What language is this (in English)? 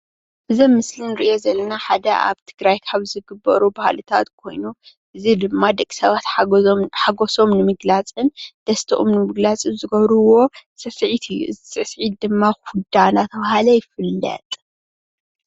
Tigrinya